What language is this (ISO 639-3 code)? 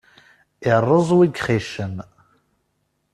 kab